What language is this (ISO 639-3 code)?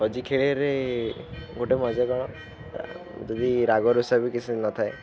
ori